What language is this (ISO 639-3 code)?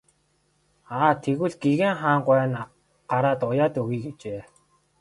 mon